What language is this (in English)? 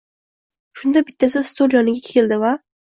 Uzbek